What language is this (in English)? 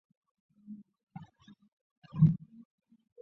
Chinese